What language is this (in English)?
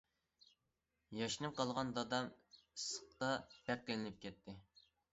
Uyghur